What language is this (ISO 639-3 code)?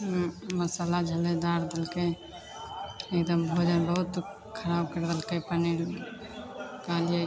mai